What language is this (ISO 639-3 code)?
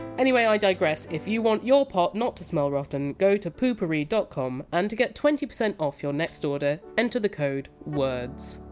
eng